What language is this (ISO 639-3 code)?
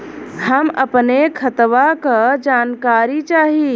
bho